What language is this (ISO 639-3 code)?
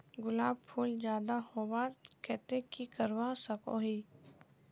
mag